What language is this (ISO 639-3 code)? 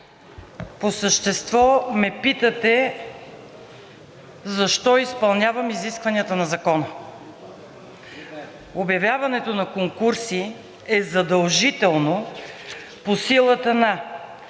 bul